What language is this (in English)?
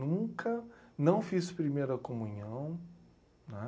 Portuguese